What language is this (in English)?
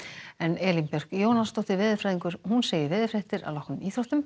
Icelandic